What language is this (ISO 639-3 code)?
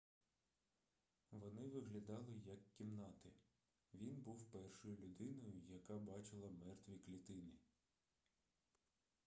ukr